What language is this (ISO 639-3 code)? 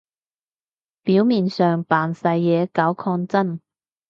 yue